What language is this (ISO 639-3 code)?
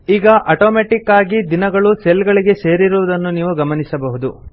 kan